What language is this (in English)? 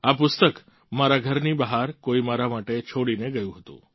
Gujarati